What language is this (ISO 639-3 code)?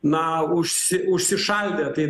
lit